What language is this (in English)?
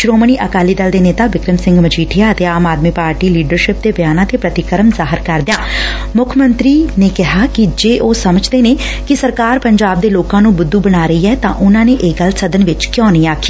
Punjabi